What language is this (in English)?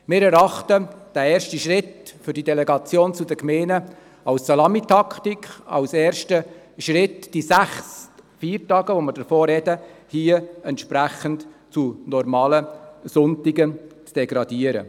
Swiss German